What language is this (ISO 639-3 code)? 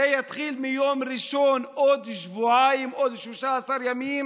heb